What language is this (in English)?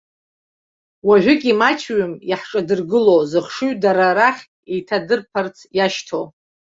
Abkhazian